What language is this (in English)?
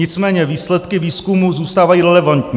Czech